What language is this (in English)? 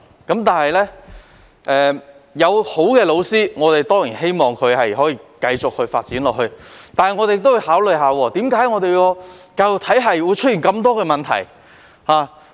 Cantonese